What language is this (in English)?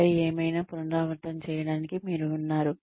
Telugu